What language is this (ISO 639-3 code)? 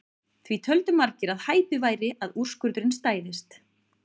isl